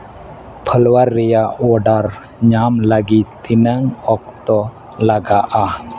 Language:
Santali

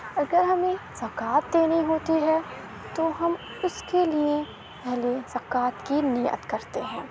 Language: Urdu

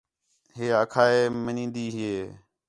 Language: Khetrani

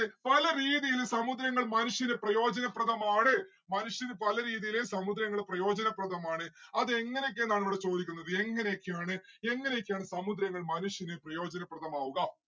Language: Malayalam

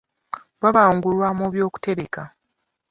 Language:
Ganda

